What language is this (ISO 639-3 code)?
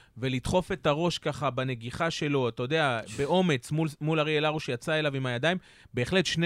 heb